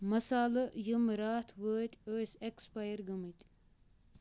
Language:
Kashmiri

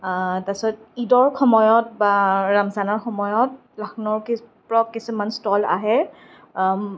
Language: Assamese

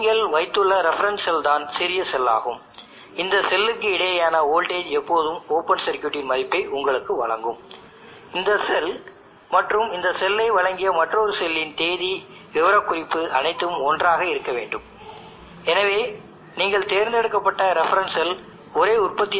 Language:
Tamil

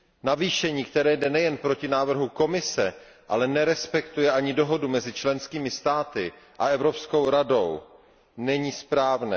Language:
Czech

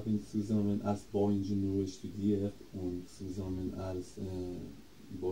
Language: German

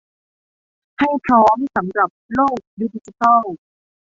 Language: Thai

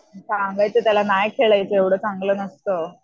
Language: Marathi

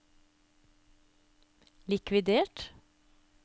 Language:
Norwegian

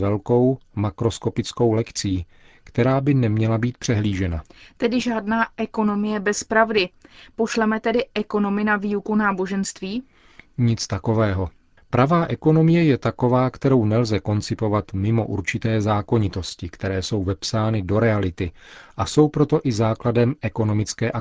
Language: Czech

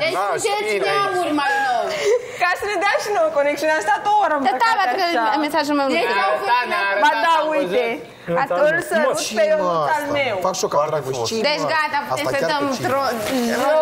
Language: Romanian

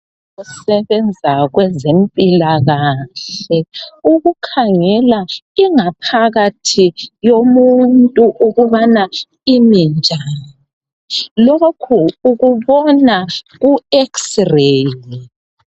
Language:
North Ndebele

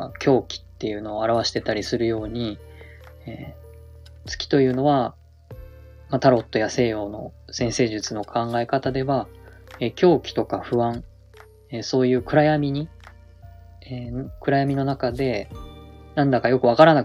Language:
Japanese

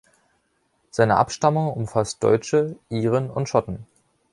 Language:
German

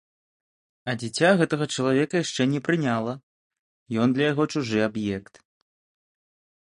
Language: Belarusian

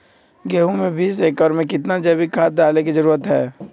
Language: Magahi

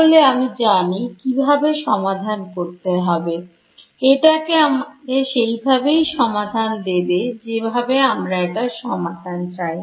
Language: Bangla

